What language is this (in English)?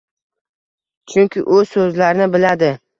Uzbek